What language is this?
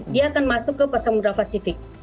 Indonesian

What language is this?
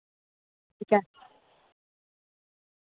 Dogri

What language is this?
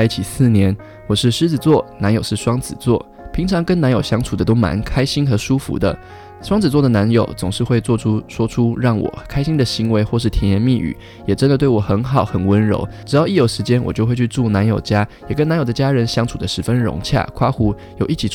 Chinese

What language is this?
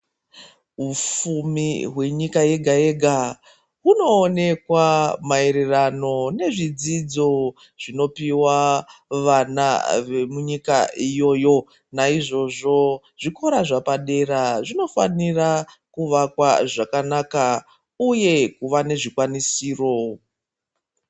Ndau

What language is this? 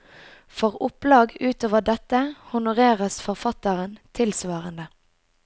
Norwegian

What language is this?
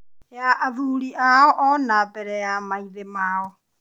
Kikuyu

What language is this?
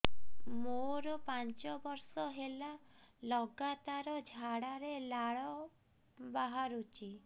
Odia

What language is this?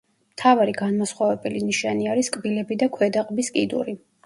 Georgian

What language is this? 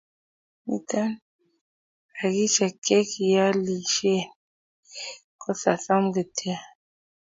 Kalenjin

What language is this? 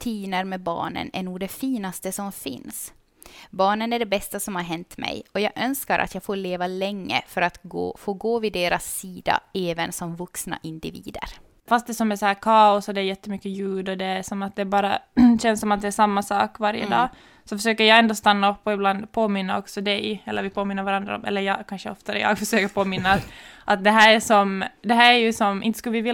Swedish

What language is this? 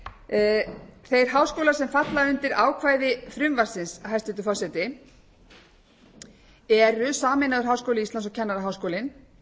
Icelandic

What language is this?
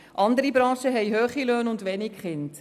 Swiss German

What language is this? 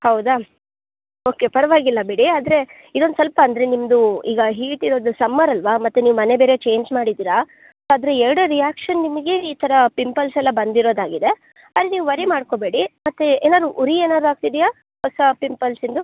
Kannada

